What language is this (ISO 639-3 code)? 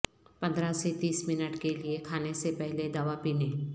urd